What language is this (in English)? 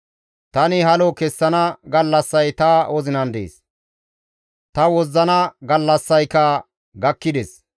Gamo